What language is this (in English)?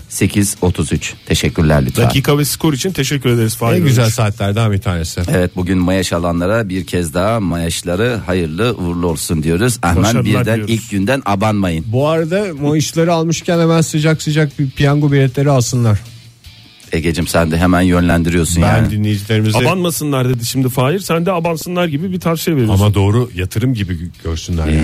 Turkish